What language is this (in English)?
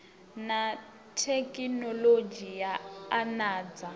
Venda